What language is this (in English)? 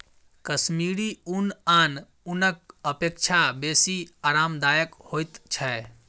Maithili